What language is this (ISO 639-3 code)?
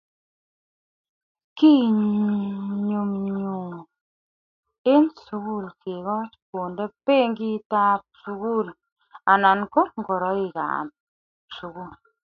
kln